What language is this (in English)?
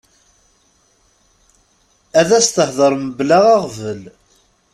Kabyle